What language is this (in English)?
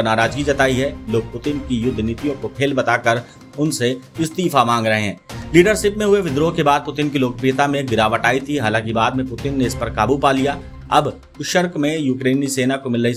Hindi